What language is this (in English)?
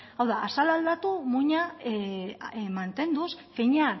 Basque